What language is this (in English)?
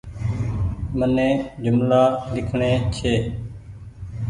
Goaria